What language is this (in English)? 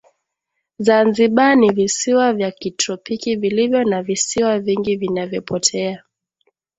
Swahili